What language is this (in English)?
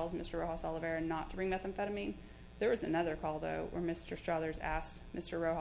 English